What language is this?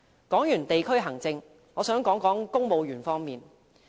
Cantonese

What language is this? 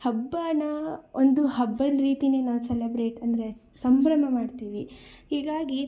Kannada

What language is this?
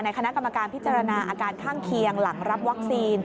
Thai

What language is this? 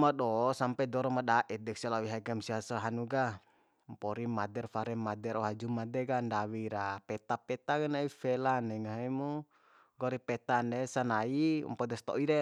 Bima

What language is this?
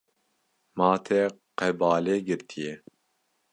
Kurdish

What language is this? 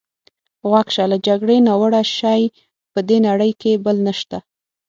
Pashto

